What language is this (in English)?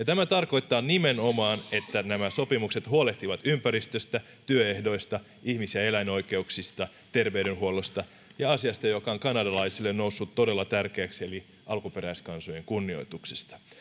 Finnish